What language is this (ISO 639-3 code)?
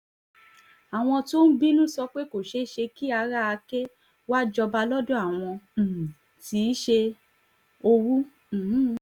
yor